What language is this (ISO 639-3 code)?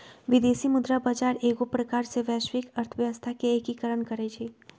mag